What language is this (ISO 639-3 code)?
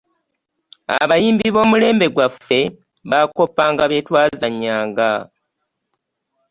lug